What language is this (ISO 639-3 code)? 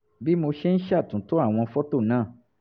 yor